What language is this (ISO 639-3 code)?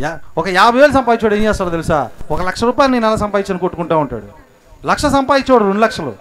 tel